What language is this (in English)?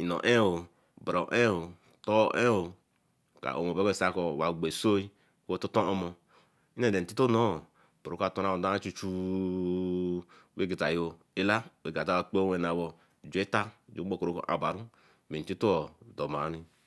Eleme